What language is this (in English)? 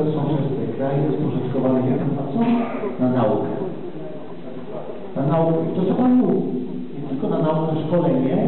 Polish